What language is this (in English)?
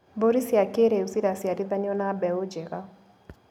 Kikuyu